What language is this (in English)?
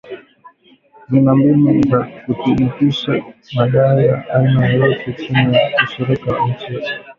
Swahili